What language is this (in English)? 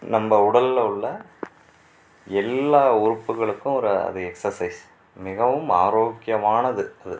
Tamil